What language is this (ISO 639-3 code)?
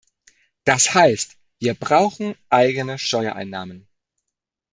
deu